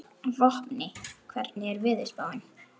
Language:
Icelandic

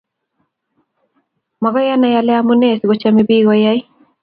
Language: Kalenjin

